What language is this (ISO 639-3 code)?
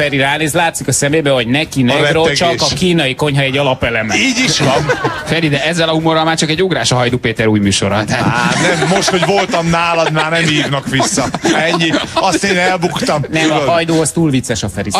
hun